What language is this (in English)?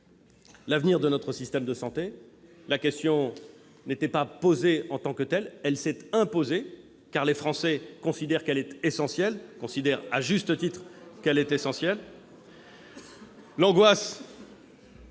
French